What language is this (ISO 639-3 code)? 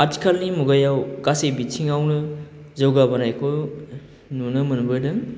brx